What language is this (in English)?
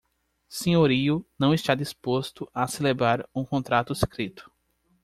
Portuguese